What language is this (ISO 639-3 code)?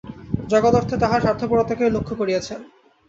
ben